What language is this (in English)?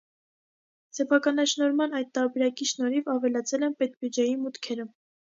Armenian